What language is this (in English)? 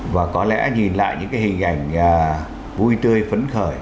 Vietnamese